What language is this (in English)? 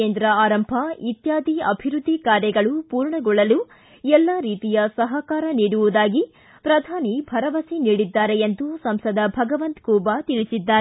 Kannada